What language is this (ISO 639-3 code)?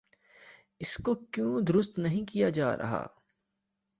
urd